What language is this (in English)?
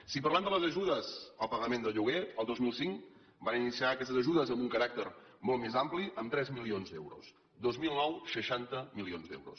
Catalan